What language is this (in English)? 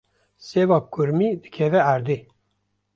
Kurdish